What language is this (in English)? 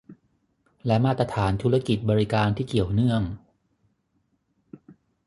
Thai